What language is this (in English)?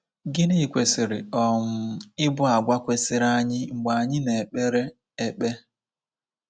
Igbo